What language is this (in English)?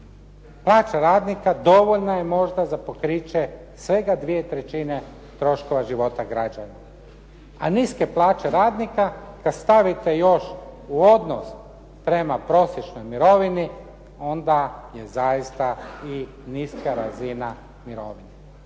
Croatian